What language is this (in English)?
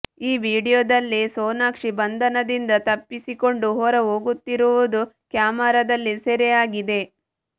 Kannada